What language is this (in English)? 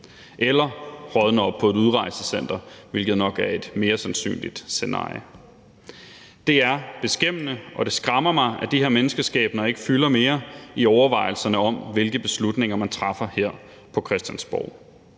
Danish